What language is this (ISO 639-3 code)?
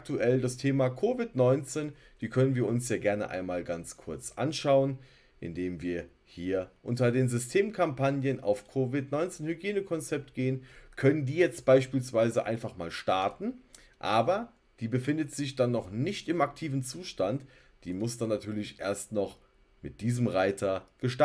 deu